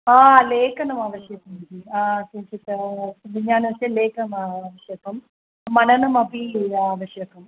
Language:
Sanskrit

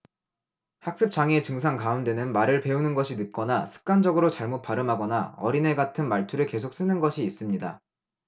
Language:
Korean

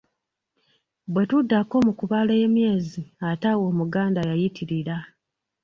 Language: Ganda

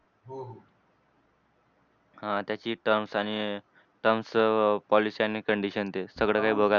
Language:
Marathi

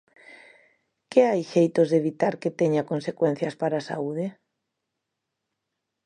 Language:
Galician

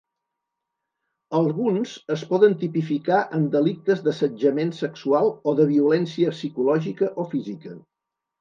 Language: Catalan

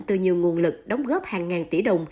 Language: Vietnamese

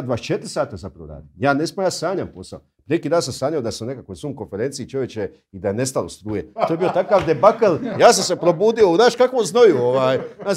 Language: Croatian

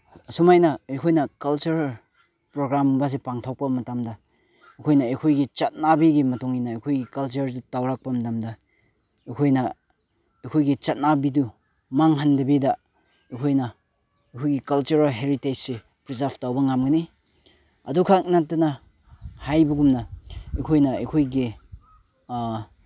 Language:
Manipuri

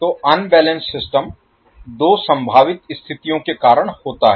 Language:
Hindi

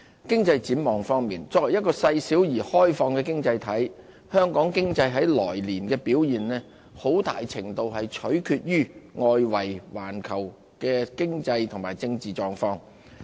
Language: Cantonese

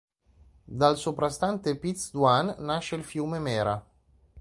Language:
Italian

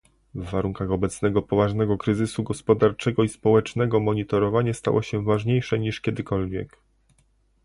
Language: Polish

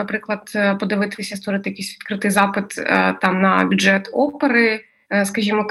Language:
Ukrainian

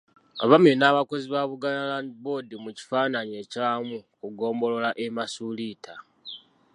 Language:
Ganda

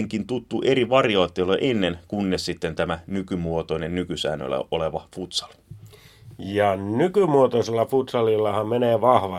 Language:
Finnish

